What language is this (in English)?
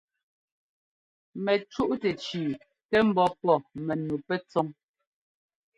Ngomba